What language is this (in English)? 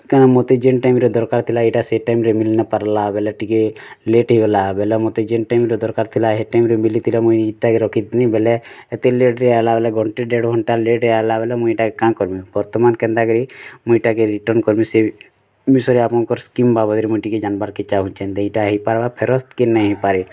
Odia